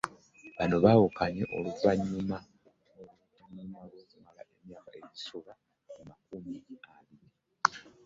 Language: Ganda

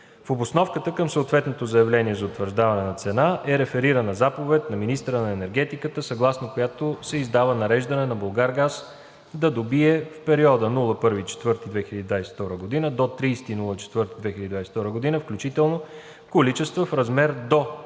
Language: Bulgarian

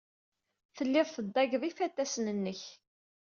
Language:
Kabyle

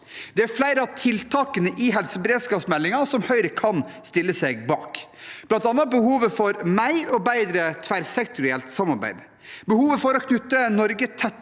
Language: Norwegian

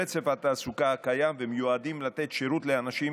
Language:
Hebrew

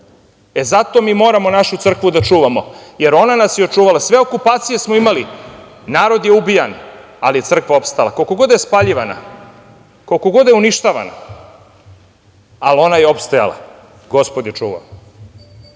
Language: Serbian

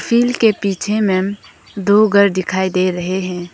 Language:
Hindi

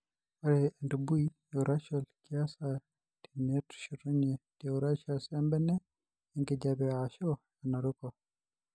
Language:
Masai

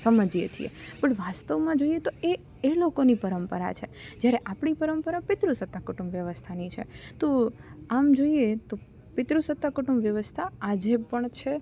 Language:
Gujarati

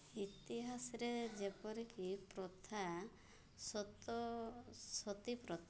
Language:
Odia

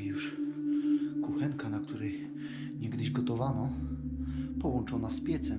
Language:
Polish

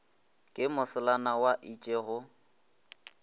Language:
Northern Sotho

